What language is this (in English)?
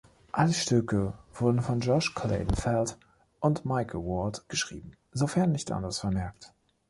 German